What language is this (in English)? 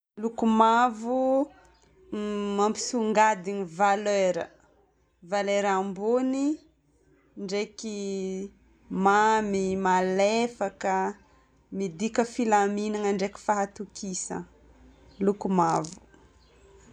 Northern Betsimisaraka Malagasy